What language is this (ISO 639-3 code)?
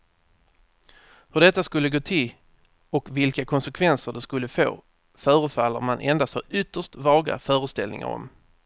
swe